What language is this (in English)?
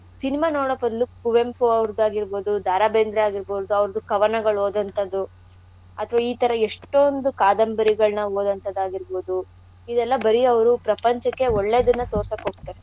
Kannada